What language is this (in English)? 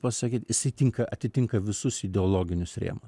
Lithuanian